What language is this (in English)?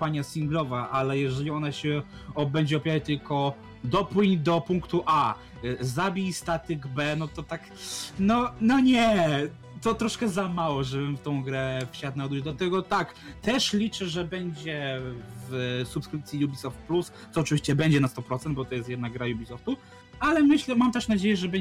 Polish